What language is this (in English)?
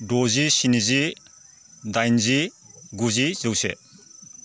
Bodo